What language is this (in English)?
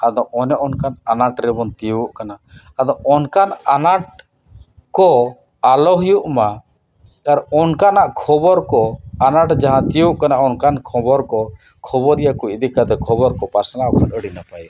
Santali